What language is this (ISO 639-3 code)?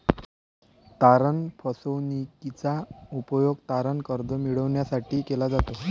mar